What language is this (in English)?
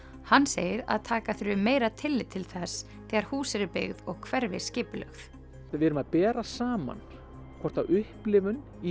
Icelandic